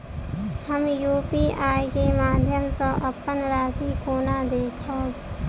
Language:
Maithili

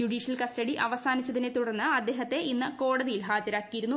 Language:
Malayalam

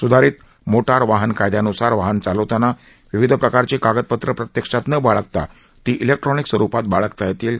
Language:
Marathi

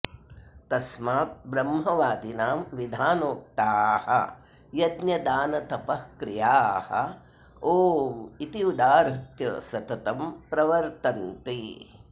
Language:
Sanskrit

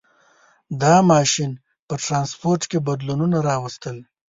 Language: Pashto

